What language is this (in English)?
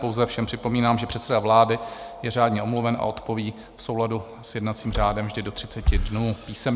Czech